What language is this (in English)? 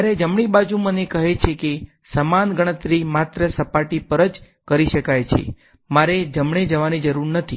Gujarati